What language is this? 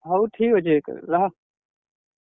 Odia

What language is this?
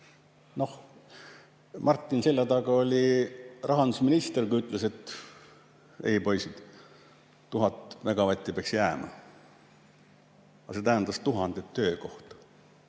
Estonian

